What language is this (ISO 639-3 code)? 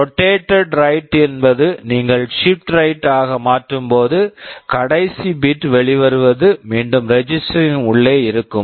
tam